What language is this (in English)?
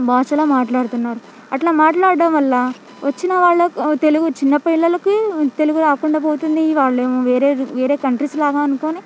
Telugu